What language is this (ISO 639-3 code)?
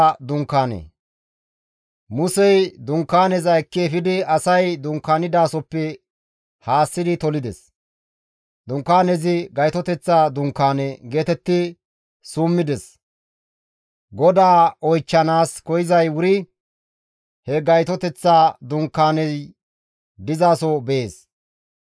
gmv